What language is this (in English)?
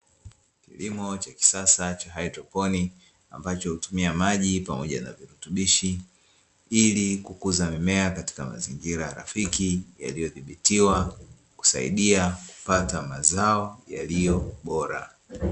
Swahili